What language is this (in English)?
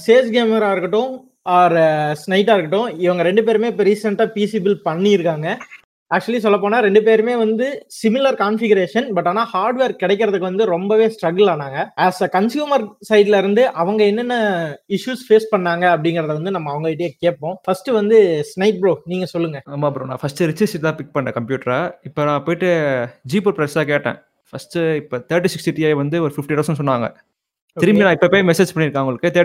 Tamil